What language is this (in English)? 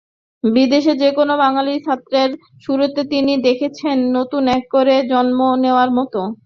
Bangla